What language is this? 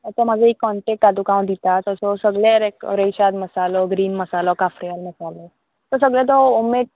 Konkani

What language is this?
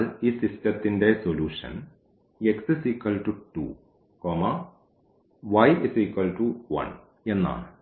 Malayalam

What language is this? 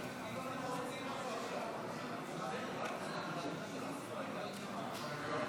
Hebrew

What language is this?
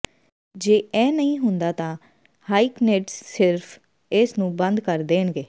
Punjabi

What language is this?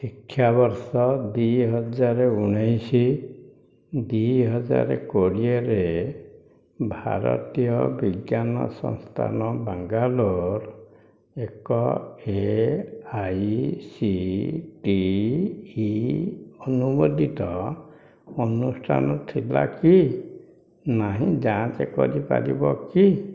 Odia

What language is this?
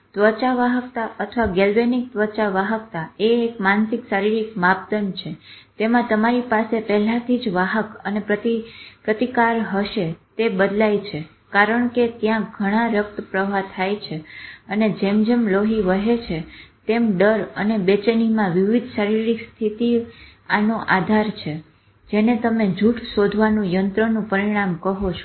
Gujarati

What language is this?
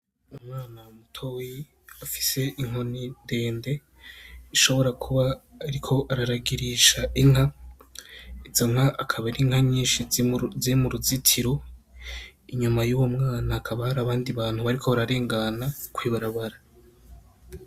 Rundi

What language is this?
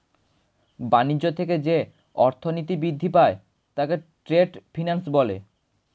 Bangla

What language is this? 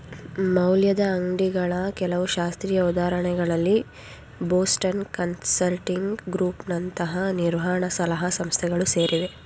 Kannada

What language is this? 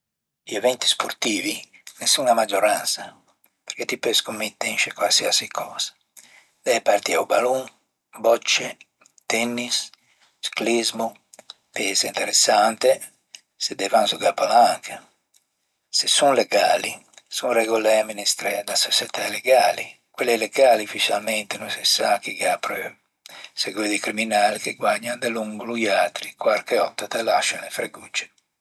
Ligurian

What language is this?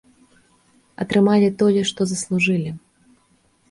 Belarusian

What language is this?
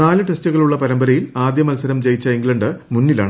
Malayalam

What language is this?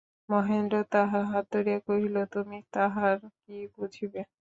Bangla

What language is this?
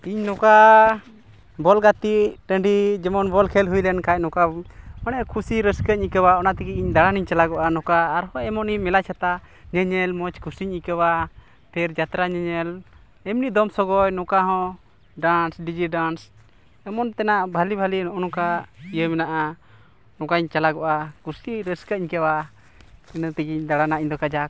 Santali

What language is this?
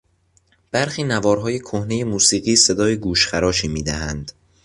Persian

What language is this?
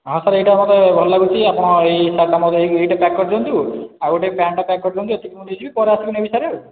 Odia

